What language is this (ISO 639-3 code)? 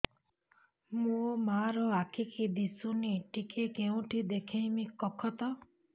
ori